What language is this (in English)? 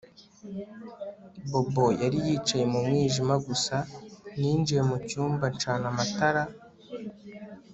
Kinyarwanda